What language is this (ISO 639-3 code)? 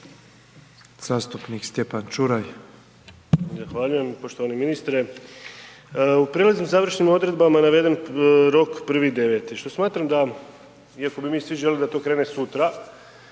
hrv